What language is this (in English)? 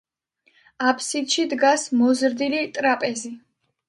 Georgian